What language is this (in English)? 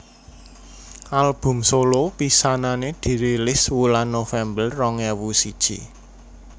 Javanese